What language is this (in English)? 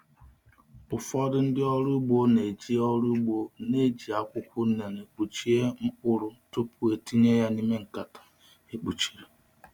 Igbo